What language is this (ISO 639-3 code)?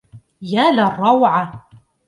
ara